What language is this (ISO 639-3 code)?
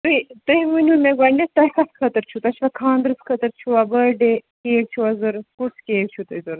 kas